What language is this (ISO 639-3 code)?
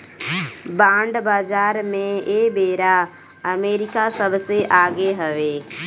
bho